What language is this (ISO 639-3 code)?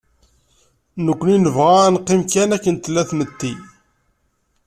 kab